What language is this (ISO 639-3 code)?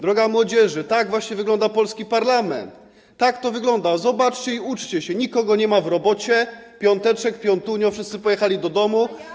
pol